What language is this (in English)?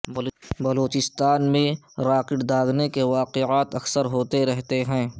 Urdu